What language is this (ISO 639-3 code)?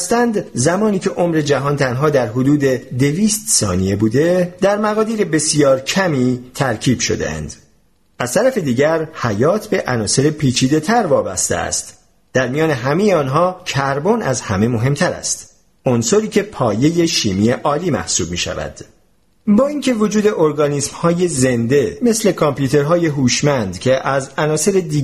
fas